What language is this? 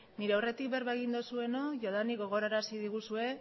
Basque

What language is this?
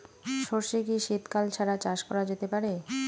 Bangla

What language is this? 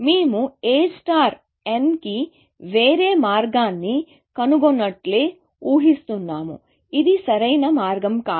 Telugu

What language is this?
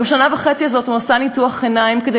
Hebrew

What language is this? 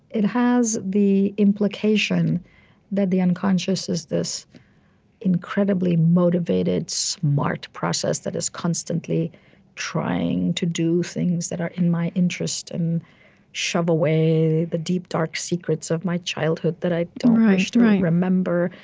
English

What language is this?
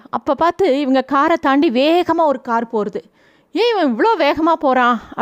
Tamil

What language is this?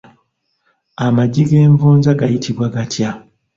Ganda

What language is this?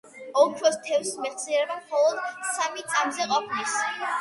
Georgian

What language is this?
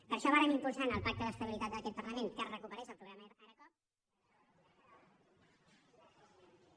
Catalan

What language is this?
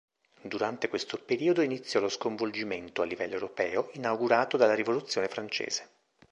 Italian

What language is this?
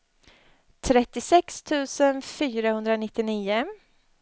Swedish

